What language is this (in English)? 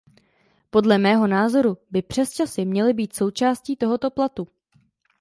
Czech